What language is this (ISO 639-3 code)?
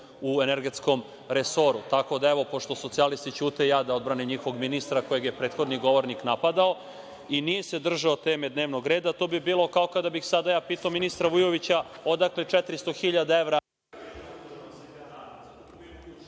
srp